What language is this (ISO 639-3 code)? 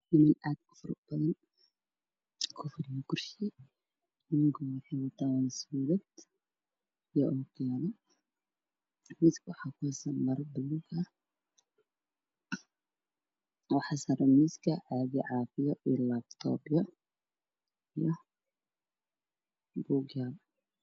som